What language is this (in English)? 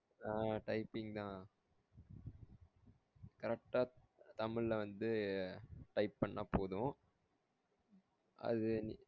Tamil